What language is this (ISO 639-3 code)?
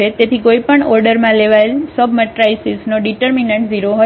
guj